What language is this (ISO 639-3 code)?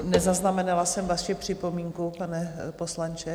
ces